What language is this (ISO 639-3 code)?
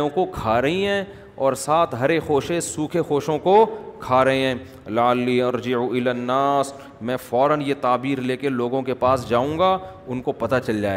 urd